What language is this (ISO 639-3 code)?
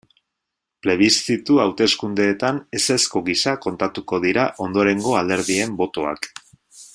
eus